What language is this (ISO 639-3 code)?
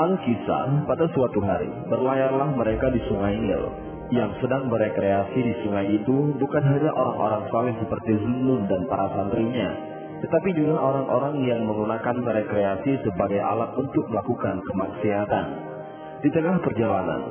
ind